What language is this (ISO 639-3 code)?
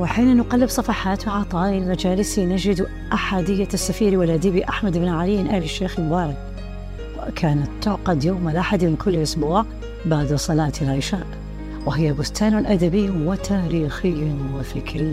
ara